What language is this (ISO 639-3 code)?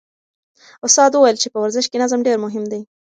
pus